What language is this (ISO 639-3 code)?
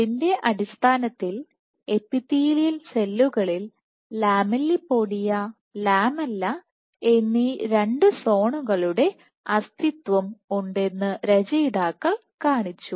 mal